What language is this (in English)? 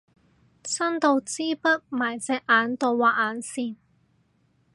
Cantonese